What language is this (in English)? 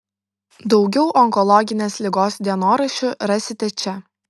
Lithuanian